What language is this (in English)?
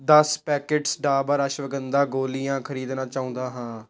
Punjabi